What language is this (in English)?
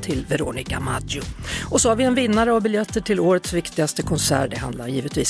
Swedish